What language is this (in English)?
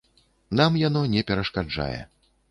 Belarusian